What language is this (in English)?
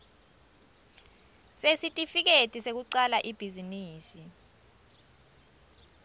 Swati